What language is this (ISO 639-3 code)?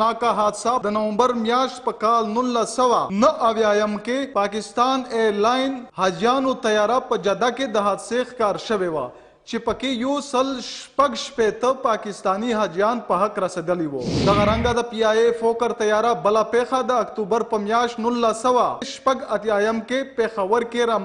ron